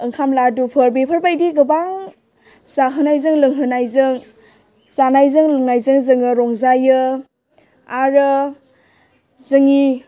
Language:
Bodo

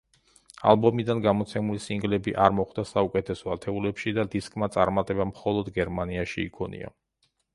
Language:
Georgian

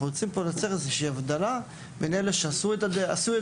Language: Hebrew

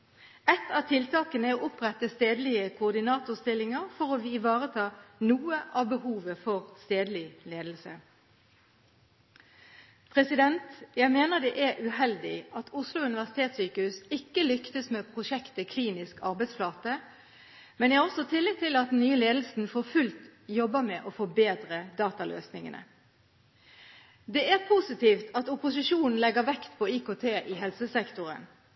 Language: Norwegian Bokmål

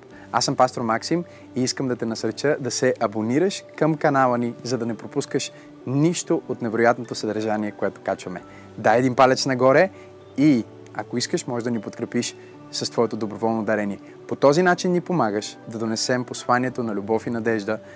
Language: Bulgarian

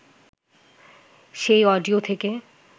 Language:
Bangla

